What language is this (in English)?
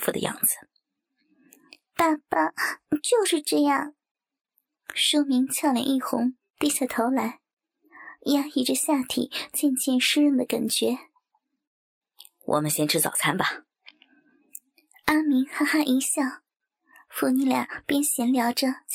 Chinese